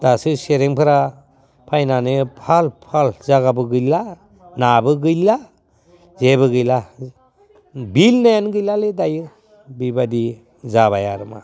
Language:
Bodo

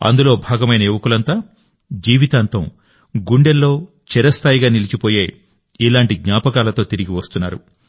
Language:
Telugu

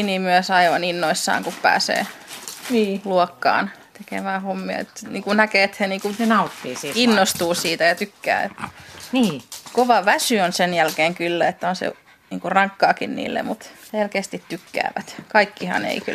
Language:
Finnish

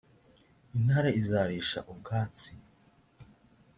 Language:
Kinyarwanda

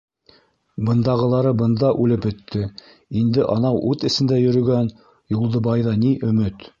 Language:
Bashkir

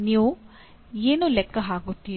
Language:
Kannada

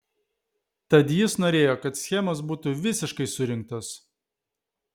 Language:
Lithuanian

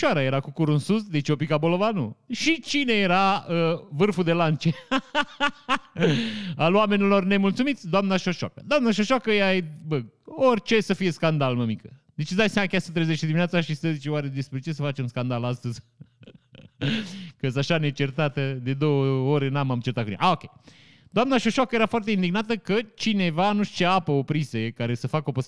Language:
Romanian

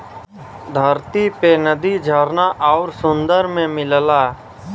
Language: Bhojpuri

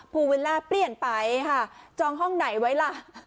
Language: Thai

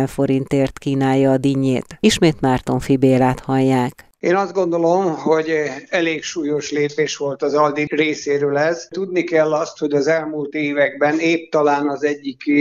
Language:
Hungarian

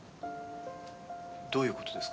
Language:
Japanese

